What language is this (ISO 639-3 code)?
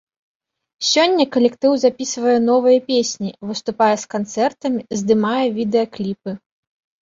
bel